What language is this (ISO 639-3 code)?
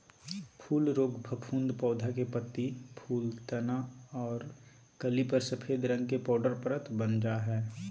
mag